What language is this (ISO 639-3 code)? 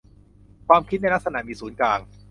tha